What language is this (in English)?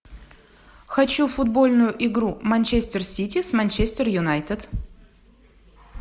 Russian